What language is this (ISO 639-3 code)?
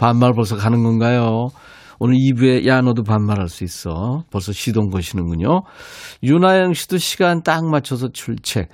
kor